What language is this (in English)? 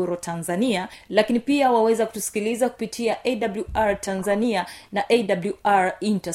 Swahili